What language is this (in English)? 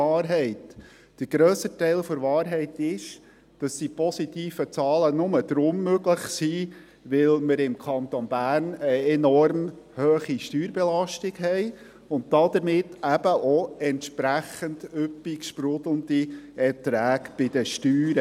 Swiss German